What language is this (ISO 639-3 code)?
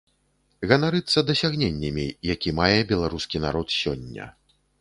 bel